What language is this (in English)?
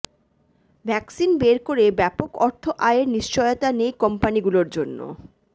Bangla